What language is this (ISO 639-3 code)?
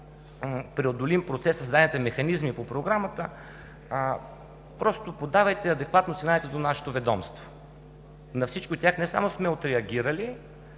bul